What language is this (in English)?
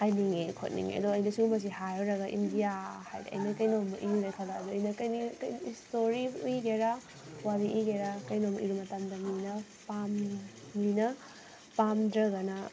Manipuri